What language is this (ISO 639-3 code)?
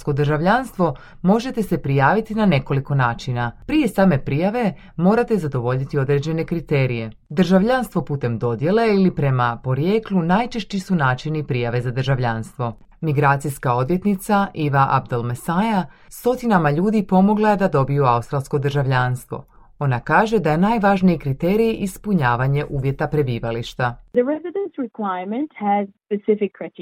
hrv